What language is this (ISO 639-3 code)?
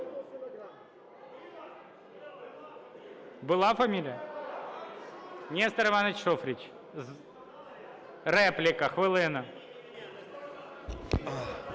ukr